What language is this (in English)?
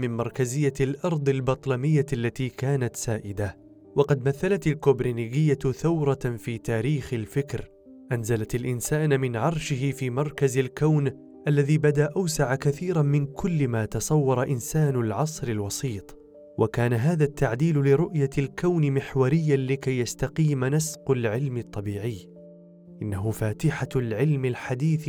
Arabic